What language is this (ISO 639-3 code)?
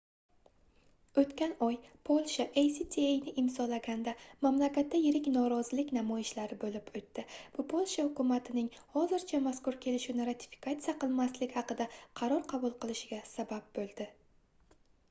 uzb